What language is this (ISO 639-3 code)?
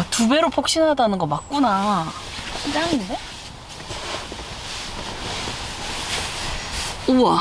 kor